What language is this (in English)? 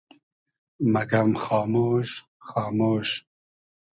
Hazaragi